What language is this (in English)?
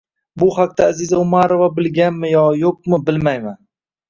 Uzbek